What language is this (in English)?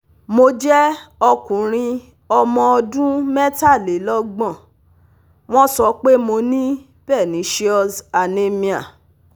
Yoruba